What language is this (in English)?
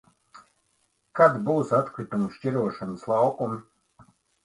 Latvian